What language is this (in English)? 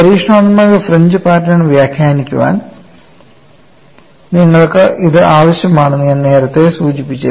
Malayalam